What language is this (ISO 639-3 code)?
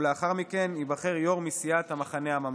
heb